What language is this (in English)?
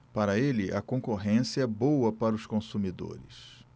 Portuguese